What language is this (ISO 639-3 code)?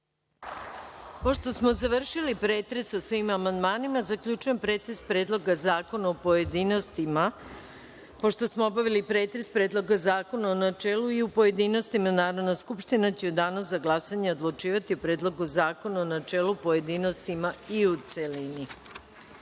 srp